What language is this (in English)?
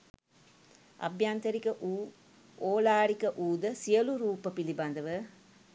Sinhala